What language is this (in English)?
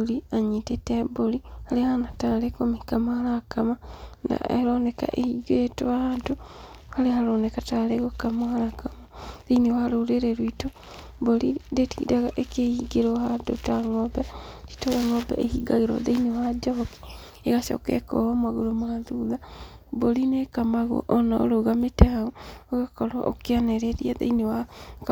Kikuyu